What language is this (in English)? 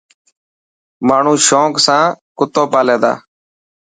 Dhatki